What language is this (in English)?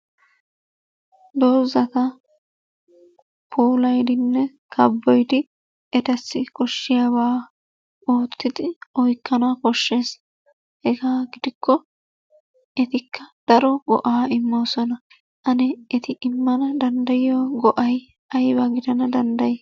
Wolaytta